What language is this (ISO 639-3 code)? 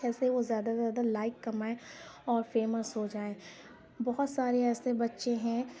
urd